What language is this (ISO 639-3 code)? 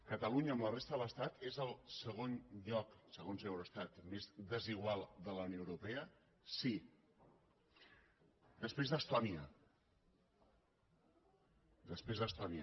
cat